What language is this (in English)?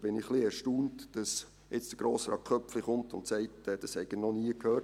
Swiss German